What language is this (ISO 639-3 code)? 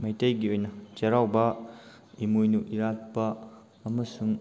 mni